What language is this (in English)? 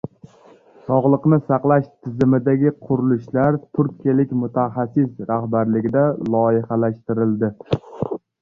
Uzbek